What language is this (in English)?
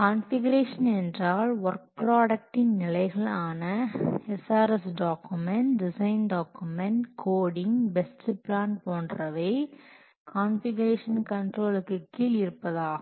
Tamil